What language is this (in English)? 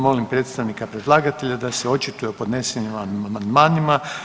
Croatian